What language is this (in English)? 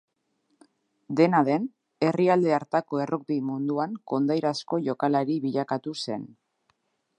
Basque